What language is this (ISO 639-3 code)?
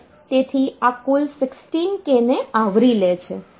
guj